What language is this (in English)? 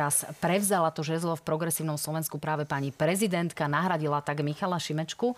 Slovak